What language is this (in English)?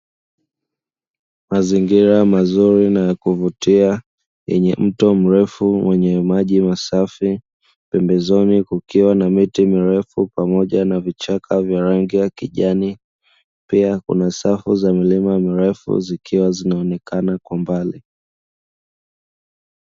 Swahili